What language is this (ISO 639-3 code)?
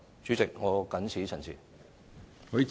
yue